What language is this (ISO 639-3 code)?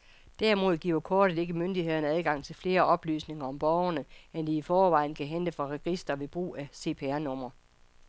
dan